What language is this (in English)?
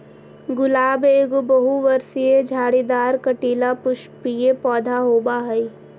Magahi